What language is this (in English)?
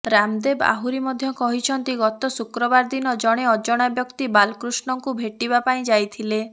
Odia